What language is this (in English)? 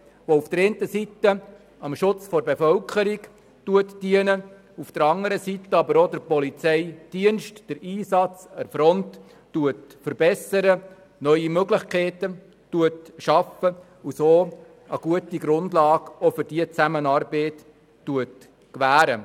Swiss German